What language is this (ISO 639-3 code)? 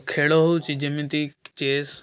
ori